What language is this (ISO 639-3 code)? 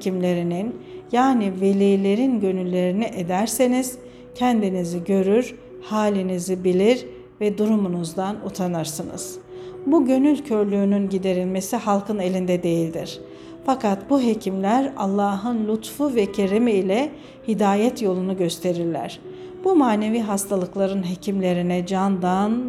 tur